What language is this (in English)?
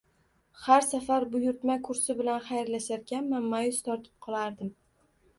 Uzbek